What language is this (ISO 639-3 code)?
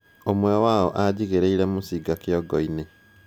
kik